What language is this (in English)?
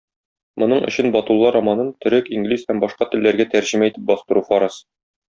Tatar